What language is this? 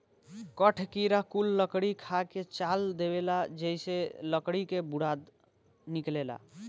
Bhojpuri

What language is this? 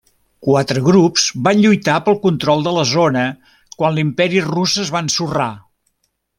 Catalan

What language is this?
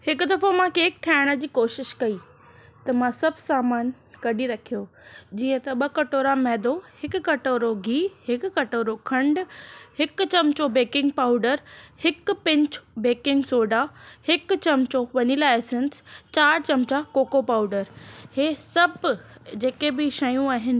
Sindhi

